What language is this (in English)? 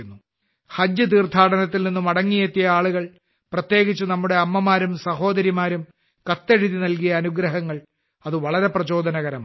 Malayalam